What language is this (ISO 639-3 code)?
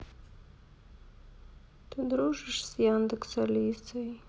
rus